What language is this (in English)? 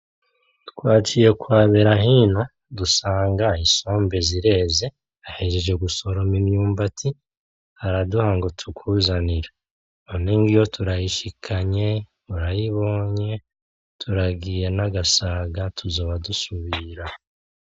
Rundi